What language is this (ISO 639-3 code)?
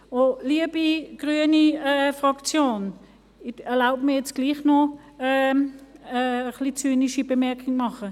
gsw